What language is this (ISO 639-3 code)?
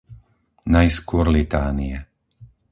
slk